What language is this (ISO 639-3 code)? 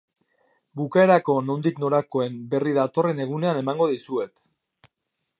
eus